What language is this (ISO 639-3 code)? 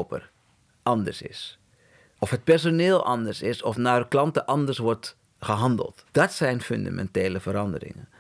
nld